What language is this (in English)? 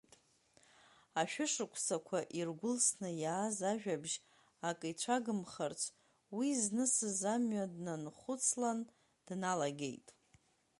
Abkhazian